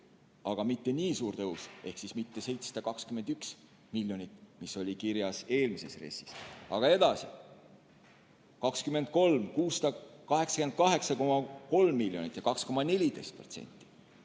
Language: Estonian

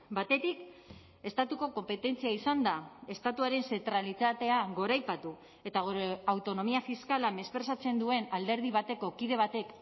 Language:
Basque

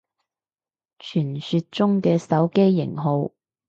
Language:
Cantonese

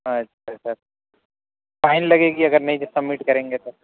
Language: Urdu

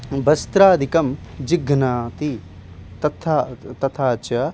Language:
Sanskrit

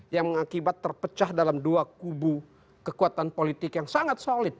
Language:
Indonesian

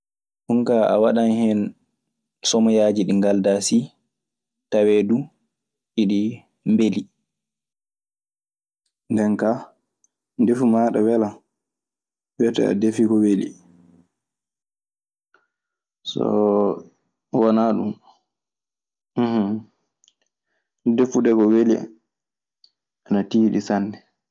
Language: Maasina Fulfulde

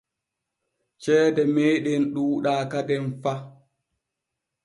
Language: Borgu Fulfulde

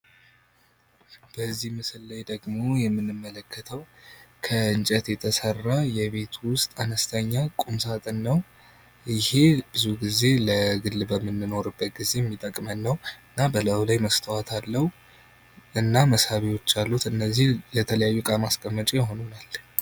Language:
Amharic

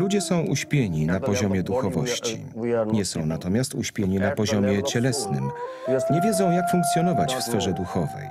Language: Polish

